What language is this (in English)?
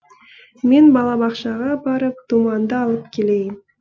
Kazakh